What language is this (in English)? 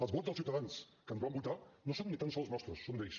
Catalan